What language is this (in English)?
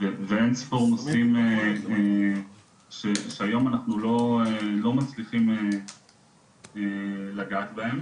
Hebrew